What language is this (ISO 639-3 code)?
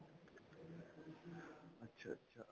pan